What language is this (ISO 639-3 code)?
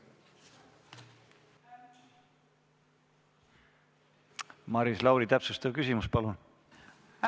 est